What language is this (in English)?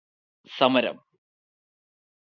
Malayalam